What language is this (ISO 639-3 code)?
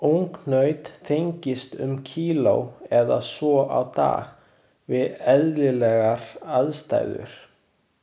isl